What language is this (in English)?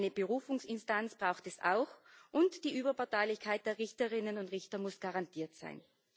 German